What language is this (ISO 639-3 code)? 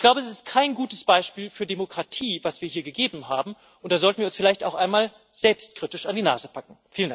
deu